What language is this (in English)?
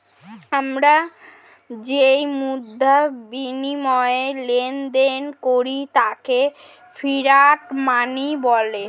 Bangla